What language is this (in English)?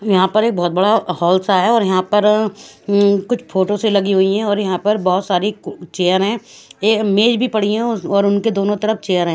Hindi